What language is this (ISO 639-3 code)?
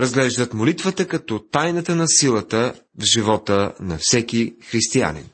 bul